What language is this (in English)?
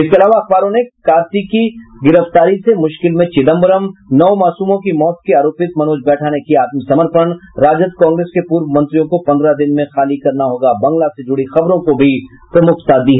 Hindi